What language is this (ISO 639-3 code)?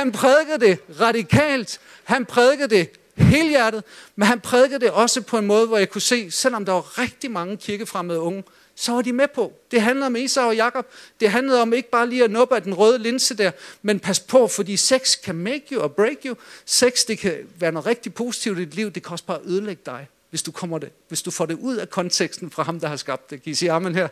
dan